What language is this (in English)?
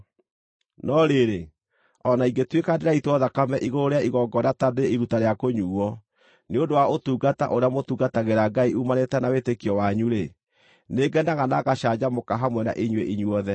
Kikuyu